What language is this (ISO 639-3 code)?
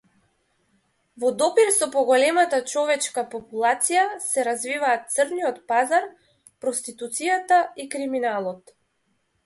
mkd